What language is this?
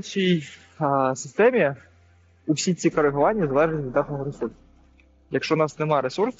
Ukrainian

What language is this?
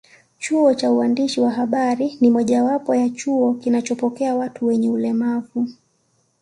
Swahili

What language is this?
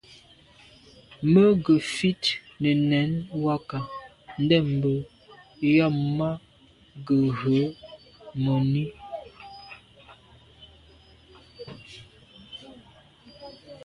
Medumba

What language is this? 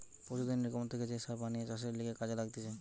Bangla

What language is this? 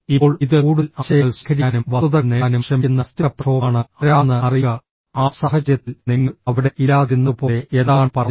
Malayalam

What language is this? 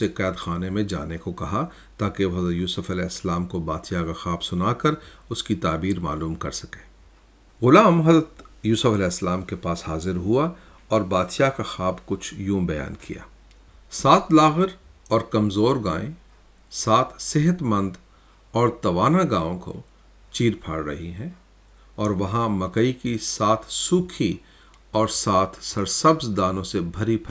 Urdu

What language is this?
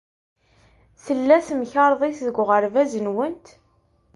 Kabyle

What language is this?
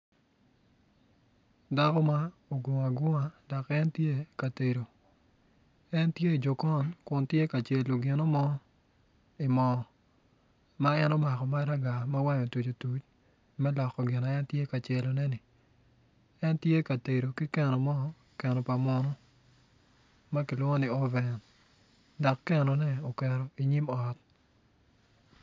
Acoli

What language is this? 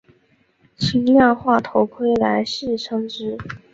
Chinese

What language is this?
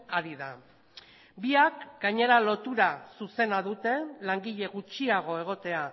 Basque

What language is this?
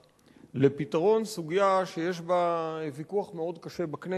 Hebrew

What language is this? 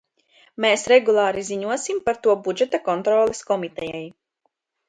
Latvian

